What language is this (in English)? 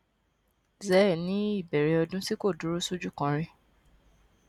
Yoruba